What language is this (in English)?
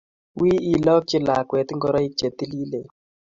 Kalenjin